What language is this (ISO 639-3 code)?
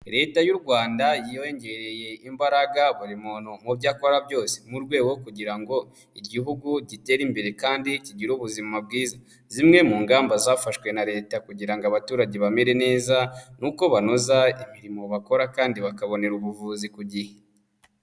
kin